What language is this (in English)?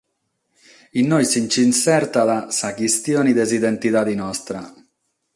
Sardinian